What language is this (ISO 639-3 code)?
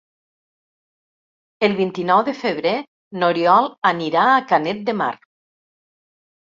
cat